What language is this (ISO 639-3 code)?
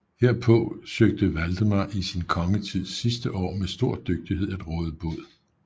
dan